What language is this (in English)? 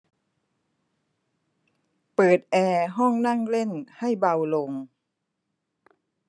Thai